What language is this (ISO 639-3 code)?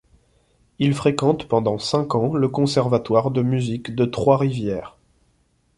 fra